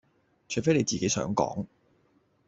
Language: Cantonese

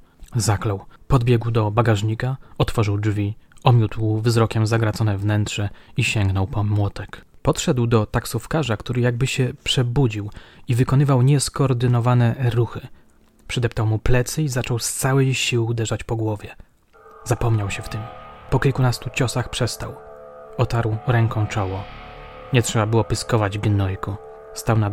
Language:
Polish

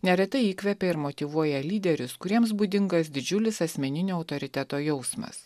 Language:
Lithuanian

